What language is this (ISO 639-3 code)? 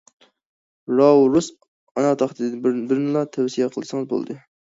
uig